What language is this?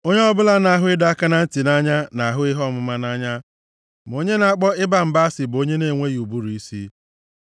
Igbo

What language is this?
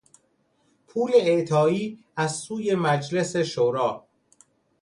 Persian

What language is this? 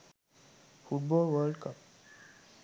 Sinhala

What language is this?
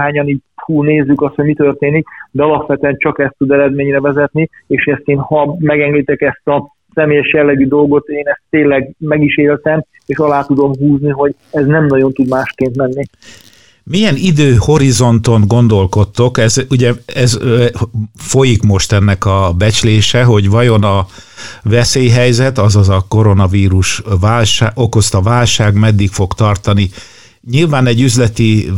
Hungarian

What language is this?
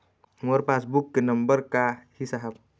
Chhattisgarhi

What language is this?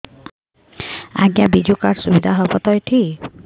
Odia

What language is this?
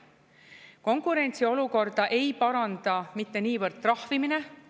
Estonian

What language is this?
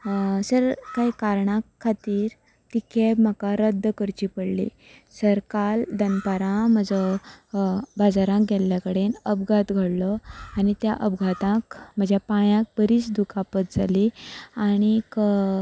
Konkani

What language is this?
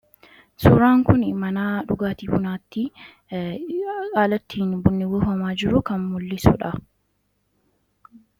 Oromo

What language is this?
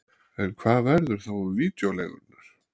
Icelandic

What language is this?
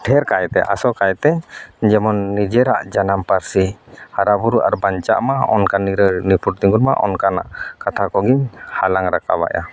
Santali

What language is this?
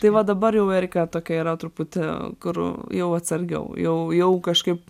Lithuanian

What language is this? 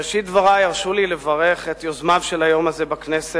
Hebrew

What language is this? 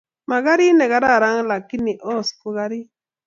Kalenjin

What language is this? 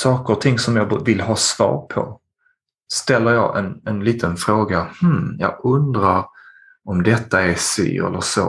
Swedish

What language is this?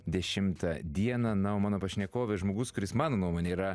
Lithuanian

